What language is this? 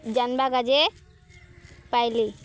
Odia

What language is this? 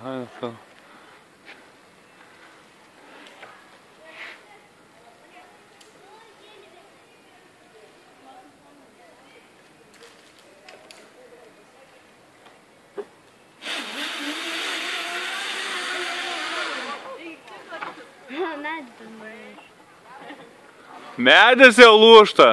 Ukrainian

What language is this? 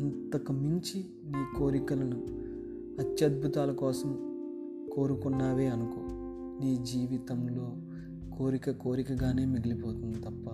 Telugu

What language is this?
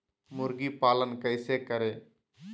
Magahi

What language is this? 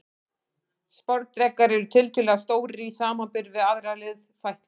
Icelandic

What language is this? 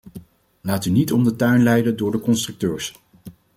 Dutch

